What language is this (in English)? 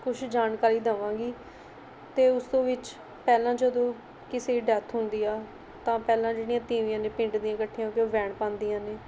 Punjabi